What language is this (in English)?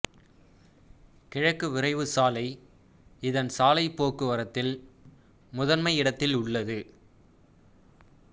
Tamil